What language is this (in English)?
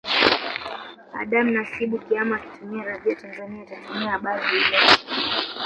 Swahili